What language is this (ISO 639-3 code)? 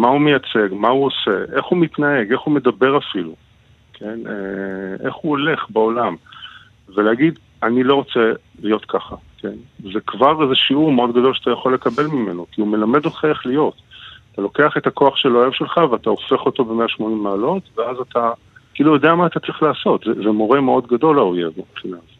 heb